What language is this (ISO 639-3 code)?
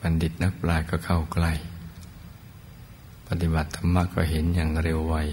tha